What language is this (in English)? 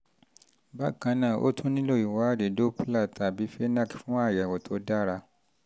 Yoruba